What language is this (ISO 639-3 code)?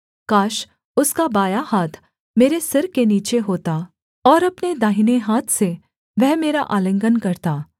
hin